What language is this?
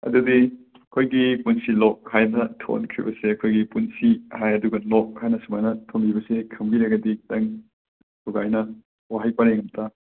Manipuri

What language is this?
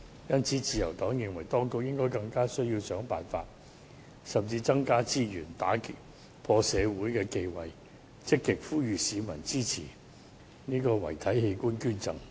Cantonese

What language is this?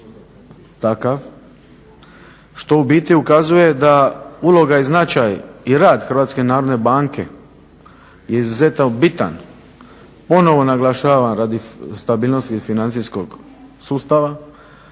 Croatian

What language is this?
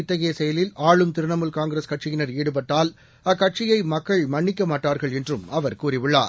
Tamil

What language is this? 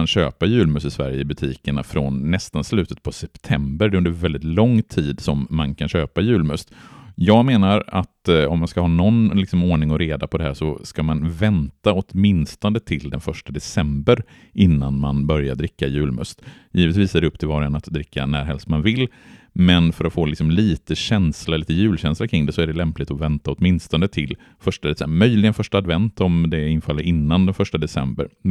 Swedish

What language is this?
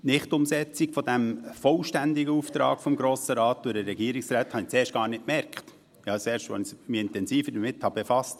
Swiss German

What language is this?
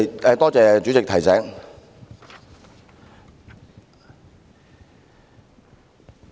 Cantonese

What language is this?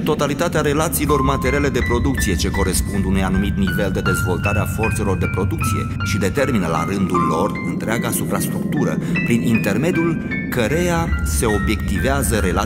Romanian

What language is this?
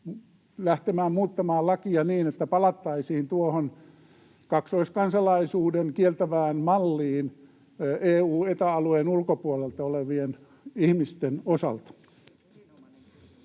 Finnish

